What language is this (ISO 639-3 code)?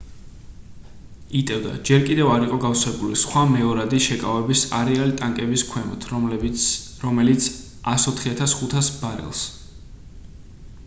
kat